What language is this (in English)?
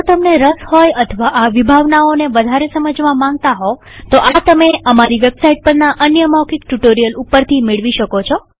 Gujarati